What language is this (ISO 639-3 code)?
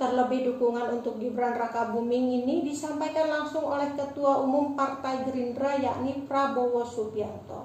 ind